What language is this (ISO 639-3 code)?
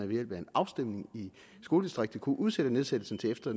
dan